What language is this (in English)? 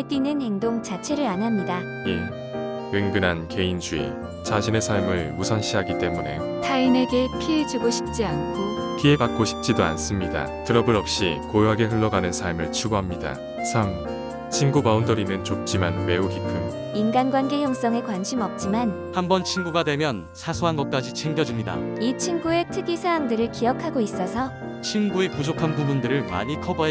Korean